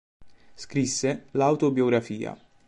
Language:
Italian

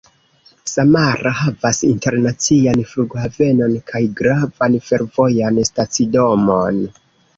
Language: Esperanto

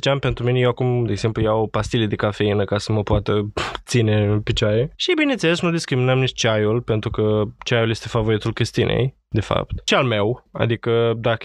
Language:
Romanian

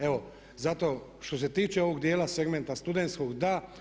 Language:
Croatian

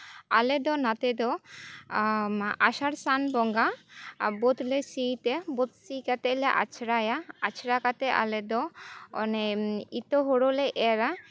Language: Santali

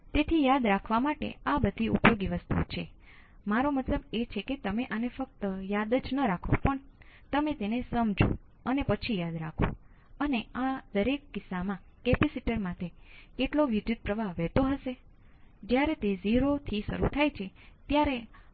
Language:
Gujarati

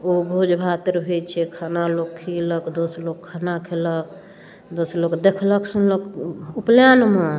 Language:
Maithili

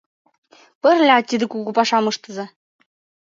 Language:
Mari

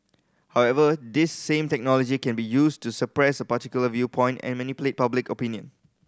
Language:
English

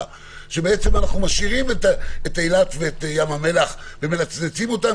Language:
Hebrew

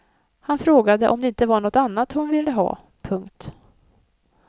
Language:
Swedish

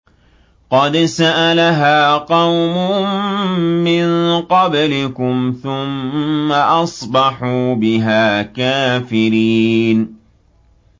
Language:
Arabic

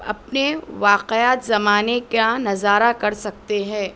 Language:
Urdu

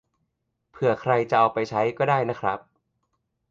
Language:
Thai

